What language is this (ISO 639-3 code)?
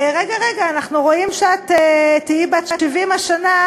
heb